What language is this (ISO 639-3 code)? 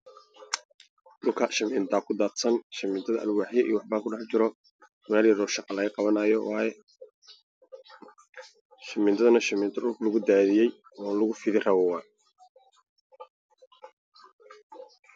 som